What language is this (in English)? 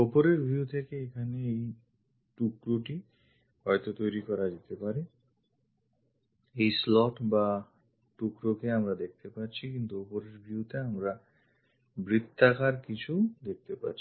Bangla